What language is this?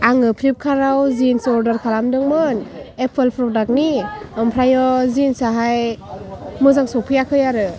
Bodo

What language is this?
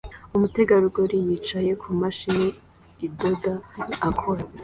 Kinyarwanda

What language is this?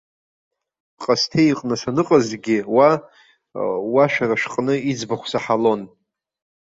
Abkhazian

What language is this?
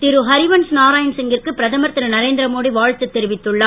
Tamil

